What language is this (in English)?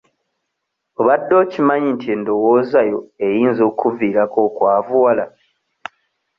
Ganda